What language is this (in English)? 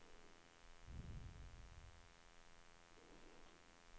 Swedish